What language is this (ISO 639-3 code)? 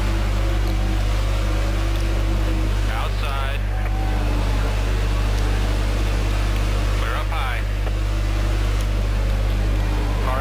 fra